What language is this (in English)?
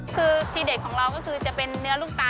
Thai